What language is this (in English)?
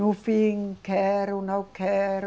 Portuguese